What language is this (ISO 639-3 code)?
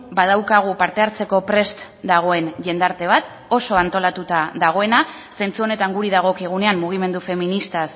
eus